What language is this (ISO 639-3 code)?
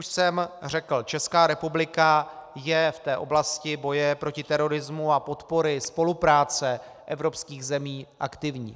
ces